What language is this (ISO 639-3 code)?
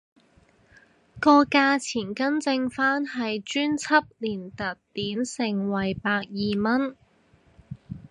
yue